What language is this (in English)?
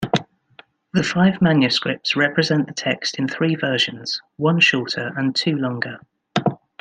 English